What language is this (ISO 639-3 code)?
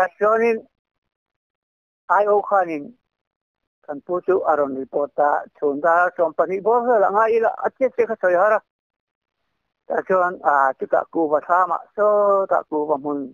tha